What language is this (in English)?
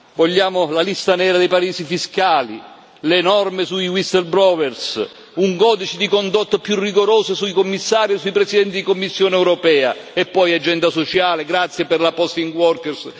Italian